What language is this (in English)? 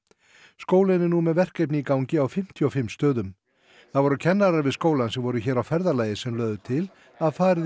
Icelandic